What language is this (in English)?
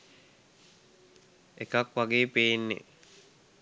Sinhala